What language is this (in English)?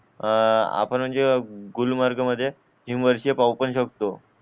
Marathi